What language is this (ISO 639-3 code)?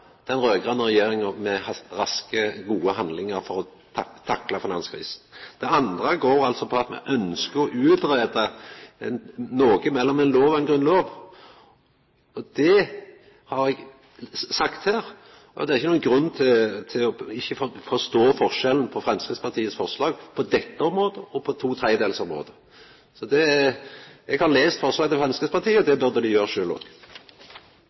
nor